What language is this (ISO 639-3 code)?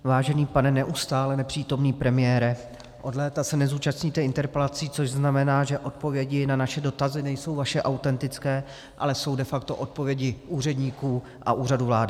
ces